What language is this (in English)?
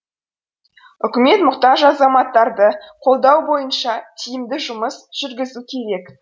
Kazakh